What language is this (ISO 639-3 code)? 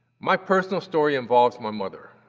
eng